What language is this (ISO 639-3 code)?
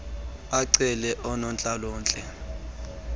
xho